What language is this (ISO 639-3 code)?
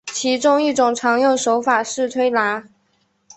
zho